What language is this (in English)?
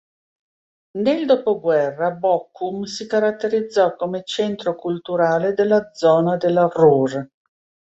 Italian